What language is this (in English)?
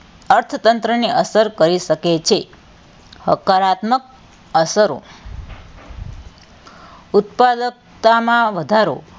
Gujarati